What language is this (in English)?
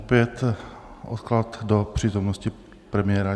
Czech